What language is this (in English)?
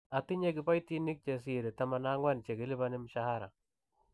Kalenjin